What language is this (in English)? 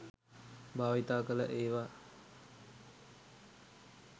Sinhala